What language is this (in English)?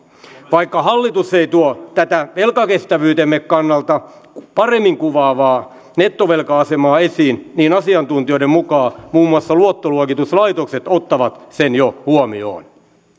Finnish